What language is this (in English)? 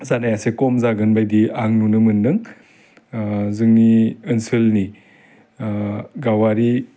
Bodo